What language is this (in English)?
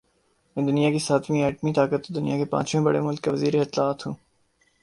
Urdu